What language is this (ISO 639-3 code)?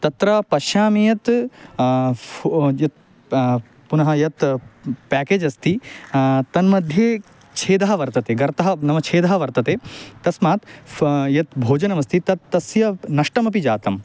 san